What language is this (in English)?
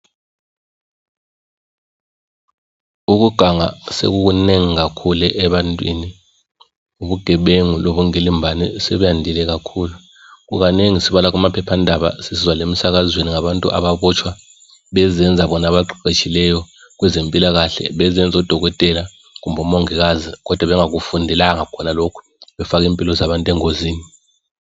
North Ndebele